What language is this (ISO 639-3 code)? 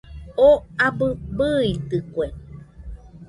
hux